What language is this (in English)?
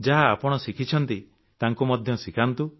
Odia